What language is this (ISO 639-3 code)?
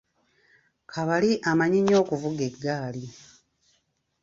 lug